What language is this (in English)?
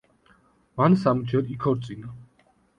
Georgian